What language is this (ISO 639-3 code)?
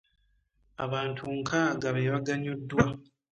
lug